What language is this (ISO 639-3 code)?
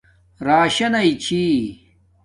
dmk